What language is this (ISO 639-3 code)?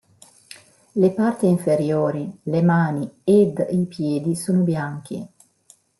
ita